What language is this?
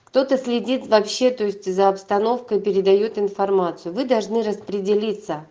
Russian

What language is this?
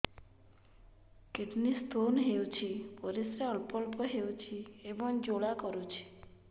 Odia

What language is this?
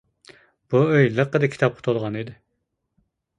Uyghur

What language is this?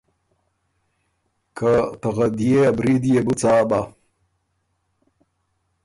Ormuri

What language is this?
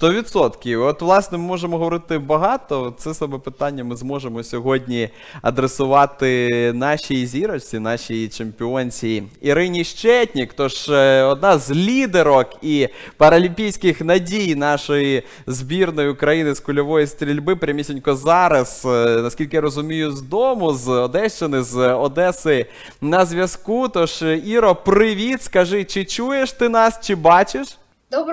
Ukrainian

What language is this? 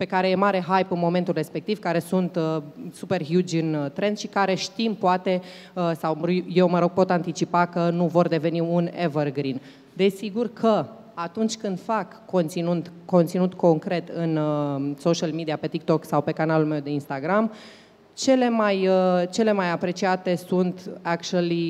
Romanian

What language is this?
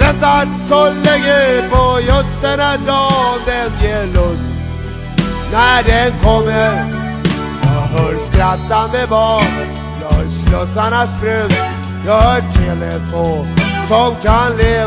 Swedish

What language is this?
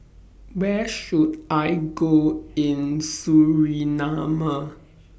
English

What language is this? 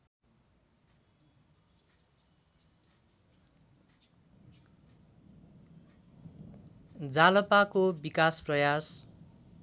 Nepali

